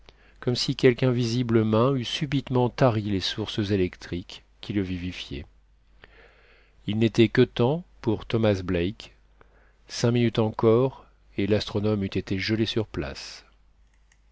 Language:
French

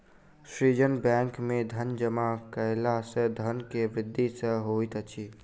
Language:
Maithili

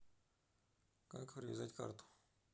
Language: Russian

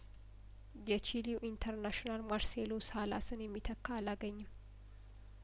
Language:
Amharic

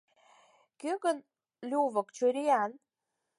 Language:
Mari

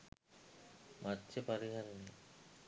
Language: Sinhala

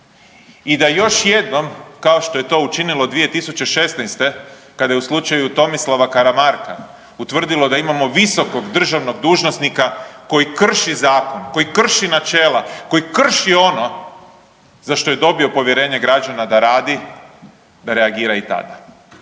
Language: Croatian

